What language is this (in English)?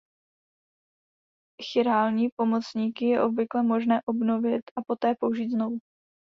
Czech